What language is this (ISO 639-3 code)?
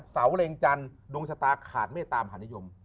tha